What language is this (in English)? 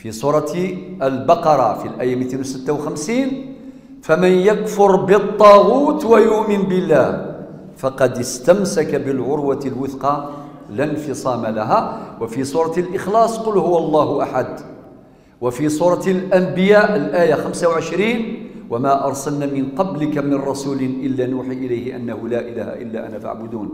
Arabic